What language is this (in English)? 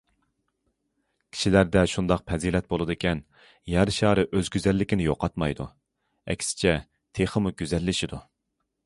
Uyghur